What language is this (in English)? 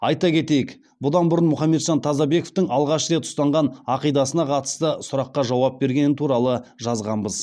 Kazakh